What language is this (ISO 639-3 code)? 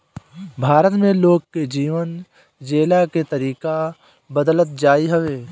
bho